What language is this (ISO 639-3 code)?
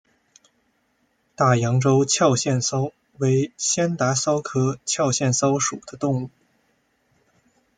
zho